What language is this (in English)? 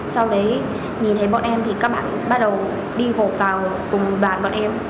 Vietnamese